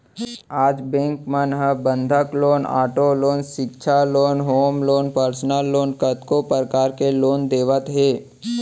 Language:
Chhattisgarhi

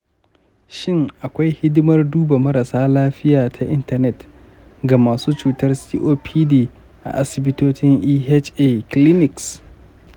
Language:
Hausa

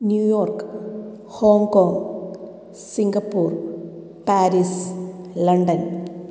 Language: Malayalam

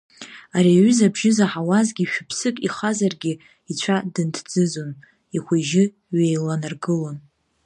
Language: Abkhazian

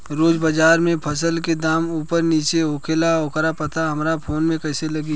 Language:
Bhojpuri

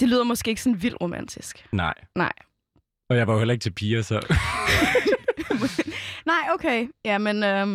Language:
Danish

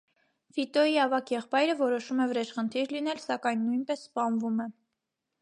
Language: Armenian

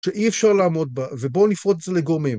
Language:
Hebrew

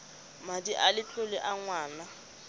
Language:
Tswana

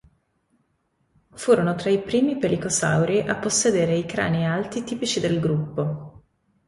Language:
Italian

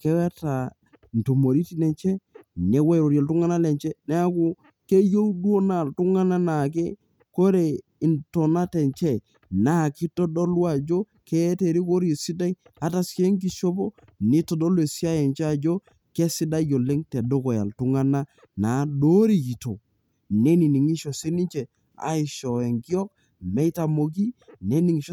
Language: Masai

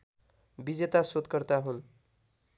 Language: Nepali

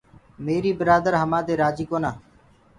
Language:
Gurgula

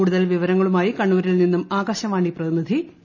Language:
Malayalam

